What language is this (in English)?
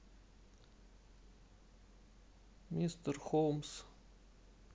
Russian